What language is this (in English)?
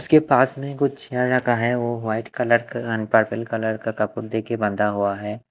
Hindi